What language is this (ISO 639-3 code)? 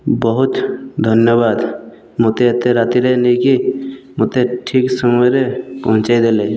ori